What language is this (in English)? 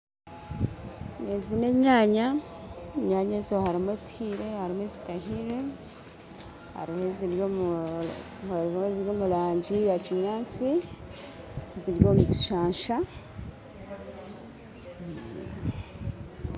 Nyankole